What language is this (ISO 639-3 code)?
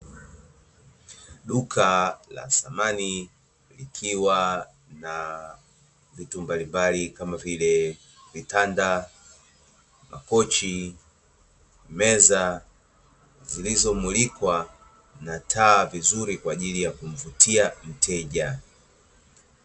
swa